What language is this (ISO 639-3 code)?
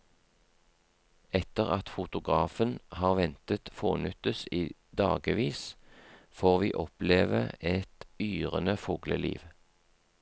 nor